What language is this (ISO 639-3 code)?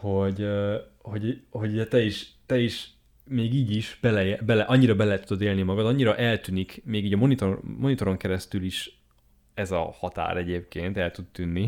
hun